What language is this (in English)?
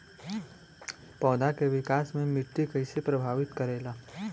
Bhojpuri